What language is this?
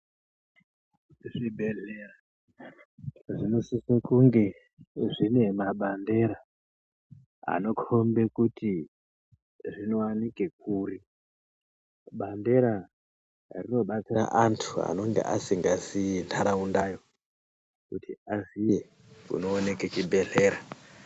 Ndau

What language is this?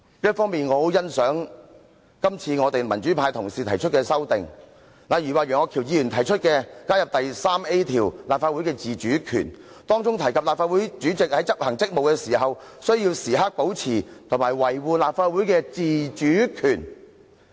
Cantonese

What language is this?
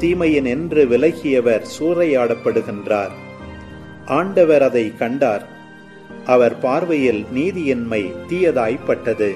Tamil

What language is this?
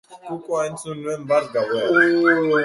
Basque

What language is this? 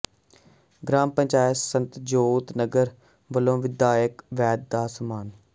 Punjabi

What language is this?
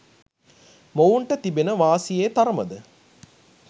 Sinhala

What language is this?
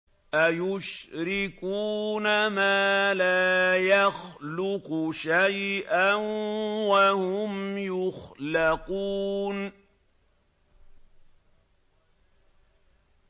Arabic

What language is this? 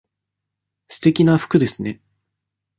Japanese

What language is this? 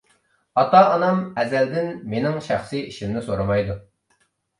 Uyghur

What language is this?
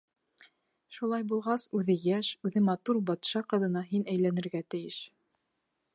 Bashkir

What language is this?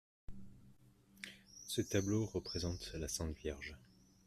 French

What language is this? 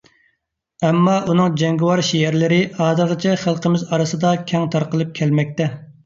Uyghur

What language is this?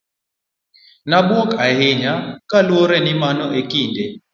Luo (Kenya and Tanzania)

